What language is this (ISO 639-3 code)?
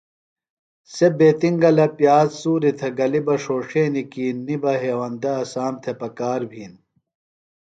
phl